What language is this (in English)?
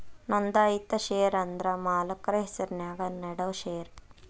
Kannada